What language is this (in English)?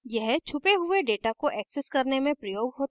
Hindi